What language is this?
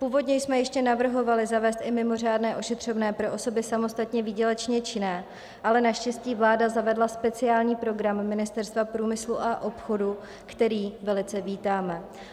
Czech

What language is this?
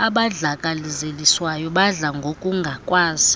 Xhosa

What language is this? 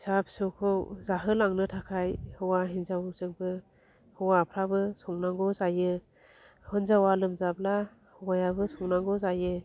Bodo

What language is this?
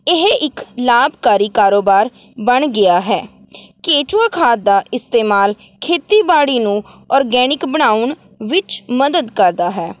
Punjabi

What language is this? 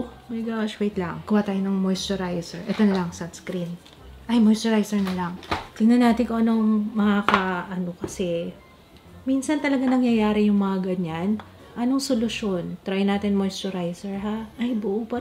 Filipino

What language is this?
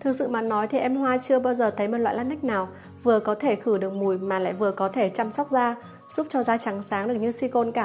Vietnamese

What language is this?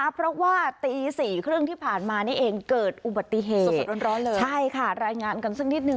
Thai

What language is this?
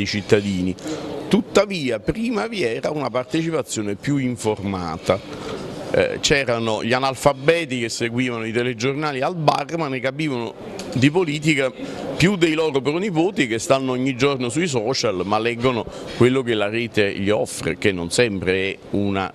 Italian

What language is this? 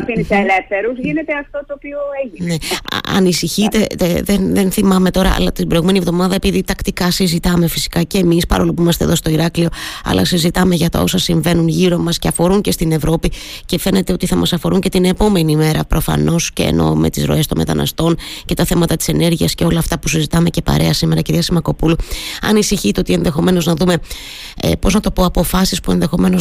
Greek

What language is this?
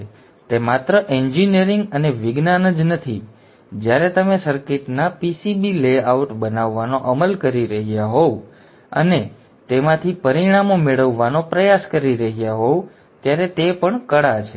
Gujarati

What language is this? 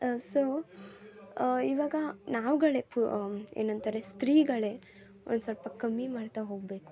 Kannada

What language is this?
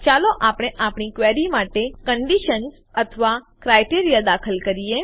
Gujarati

